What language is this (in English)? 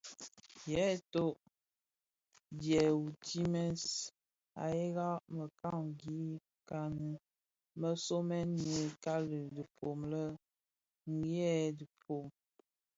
Bafia